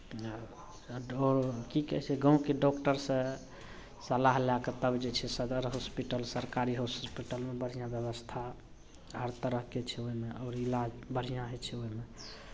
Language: Maithili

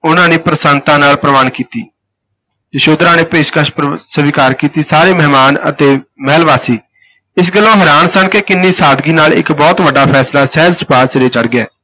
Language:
Punjabi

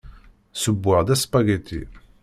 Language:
Kabyle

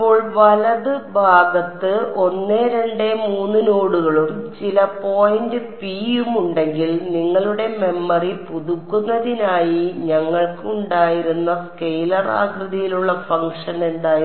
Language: Malayalam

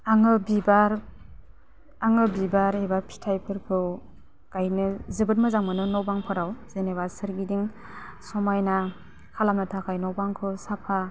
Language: Bodo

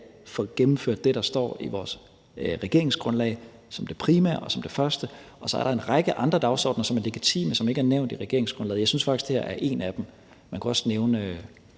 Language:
Danish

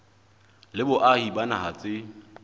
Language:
Southern Sotho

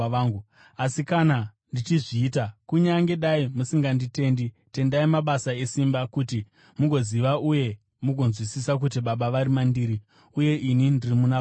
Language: Shona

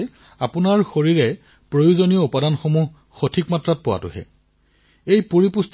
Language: Assamese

